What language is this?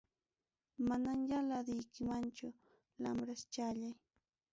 Ayacucho Quechua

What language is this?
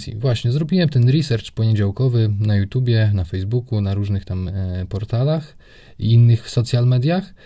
Polish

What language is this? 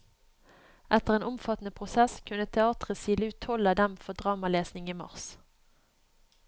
Norwegian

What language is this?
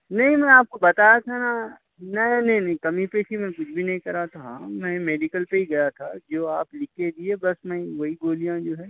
Urdu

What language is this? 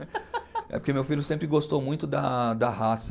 Portuguese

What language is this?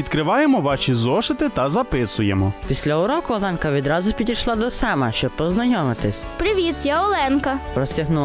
Ukrainian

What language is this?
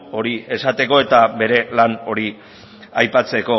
Basque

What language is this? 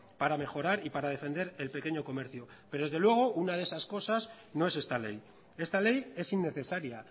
Spanish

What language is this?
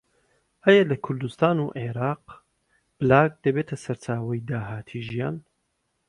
Central Kurdish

